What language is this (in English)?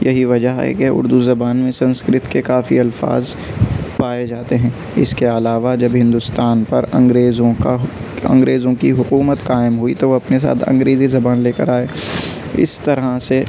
Urdu